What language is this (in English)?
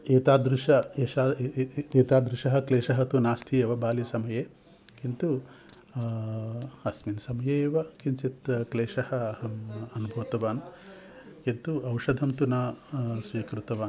Sanskrit